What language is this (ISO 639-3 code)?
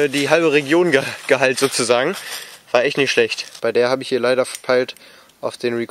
deu